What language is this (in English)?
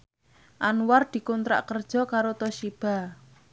Javanese